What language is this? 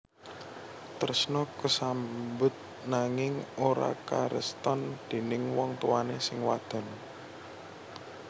Javanese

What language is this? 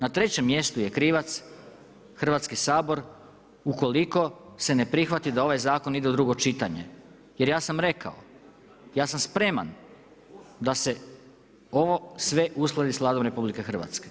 Croatian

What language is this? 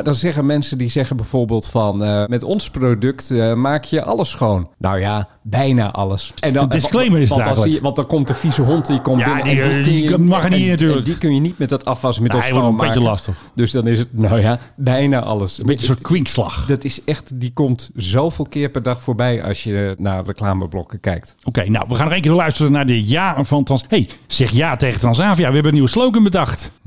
Dutch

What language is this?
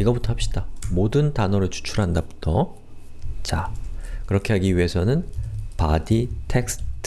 Korean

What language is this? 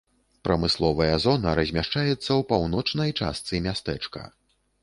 Belarusian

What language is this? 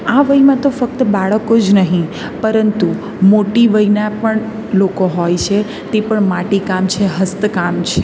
Gujarati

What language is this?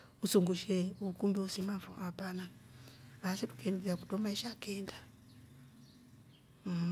Rombo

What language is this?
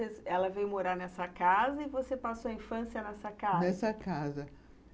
Portuguese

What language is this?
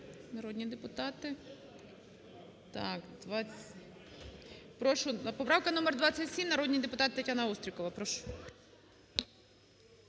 Ukrainian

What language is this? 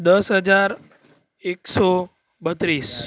Gujarati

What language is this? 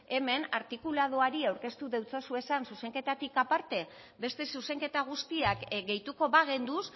Basque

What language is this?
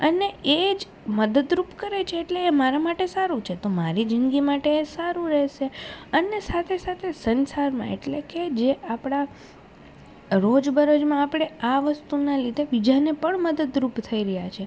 Gujarati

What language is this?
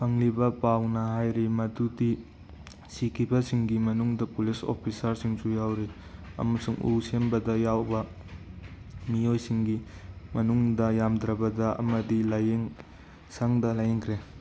Manipuri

